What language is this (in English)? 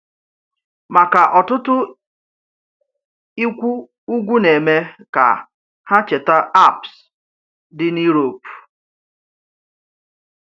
Igbo